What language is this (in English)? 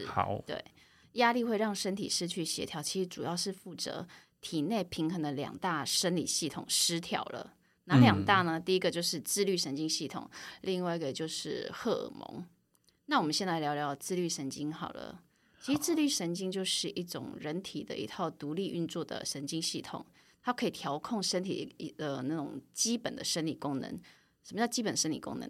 Chinese